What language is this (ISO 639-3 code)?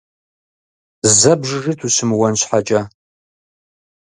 kbd